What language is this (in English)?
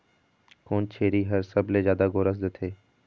Chhattisgarhi